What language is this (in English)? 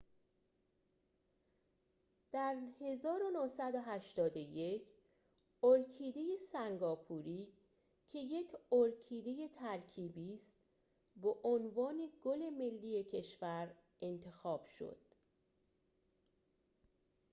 Persian